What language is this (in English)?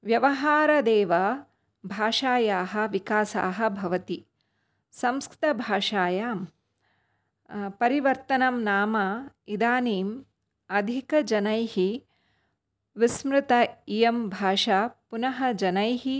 Sanskrit